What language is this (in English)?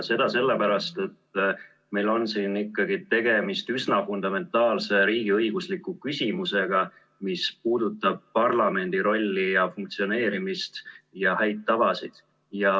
Estonian